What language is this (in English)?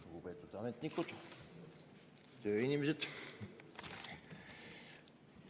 Estonian